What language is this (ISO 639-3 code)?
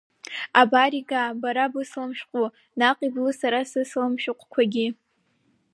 abk